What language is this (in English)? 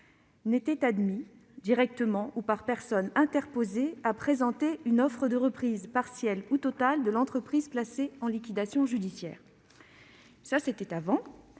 French